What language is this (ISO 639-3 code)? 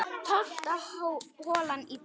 isl